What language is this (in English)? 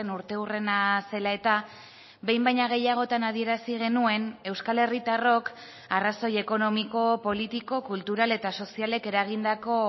Basque